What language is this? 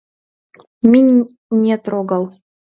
Mari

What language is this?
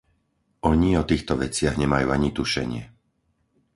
Slovak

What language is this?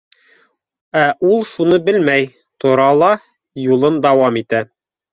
Bashkir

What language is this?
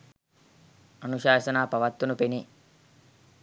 Sinhala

